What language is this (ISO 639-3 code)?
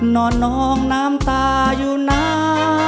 tha